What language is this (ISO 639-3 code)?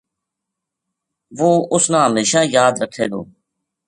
gju